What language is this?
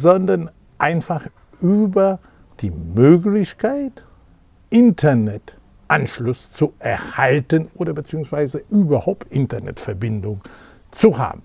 German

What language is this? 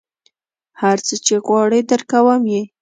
Pashto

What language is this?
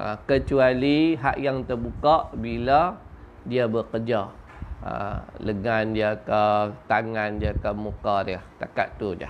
Malay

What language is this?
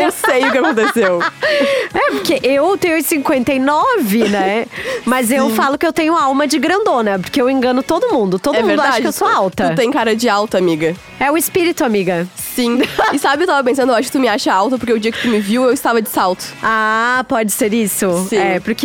Portuguese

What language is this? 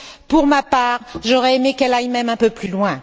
French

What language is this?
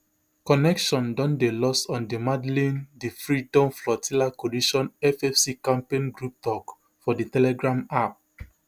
Nigerian Pidgin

